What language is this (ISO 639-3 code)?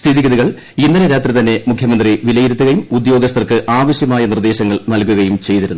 mal